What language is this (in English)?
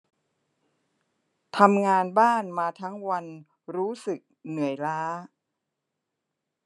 Thai